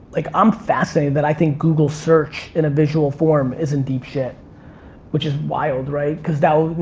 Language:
English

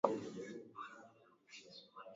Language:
Swahili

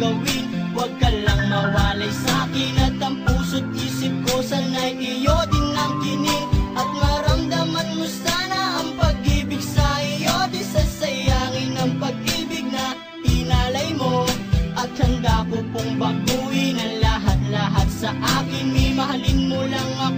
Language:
Filipino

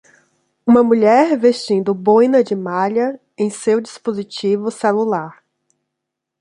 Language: Portuguese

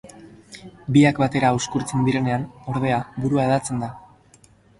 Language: Basque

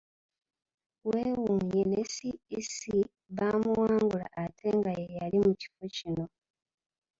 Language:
Ganda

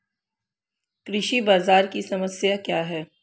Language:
Hindi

